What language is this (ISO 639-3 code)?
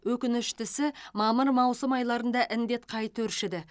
kaz